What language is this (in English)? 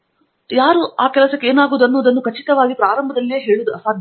Kannada